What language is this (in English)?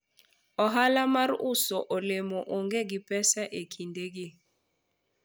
Luo (Kenya and Tanzania)